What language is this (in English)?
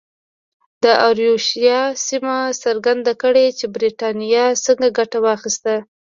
Pashto